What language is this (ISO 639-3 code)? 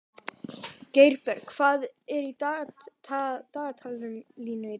isl